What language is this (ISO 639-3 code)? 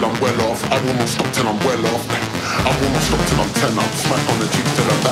eng